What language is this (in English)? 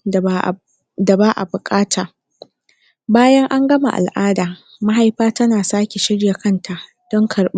Hausa